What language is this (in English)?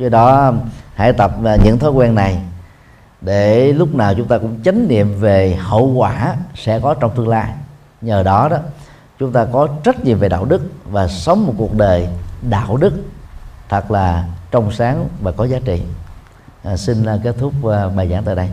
Vietnamese